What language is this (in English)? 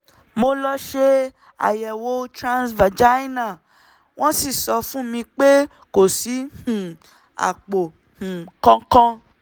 Yoruba